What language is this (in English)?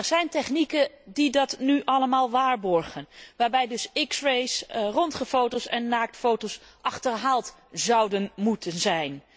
Dutch